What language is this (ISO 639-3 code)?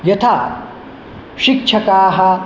san